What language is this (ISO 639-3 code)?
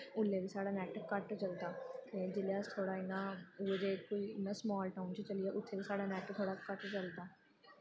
doi